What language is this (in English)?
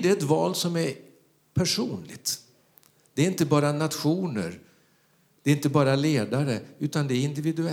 Swedish